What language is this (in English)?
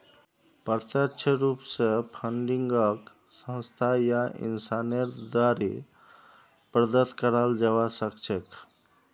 Magahi